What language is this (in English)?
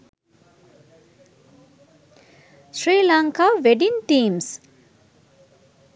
Sinhala